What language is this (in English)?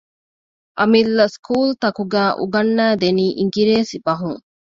Divehi